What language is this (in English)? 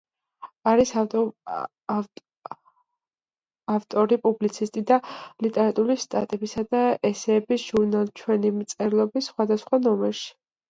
Georgian